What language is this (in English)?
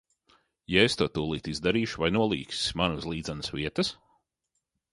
Latvian